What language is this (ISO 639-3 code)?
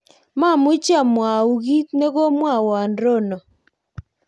kln